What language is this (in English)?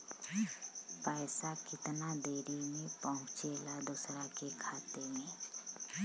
Bhojpuri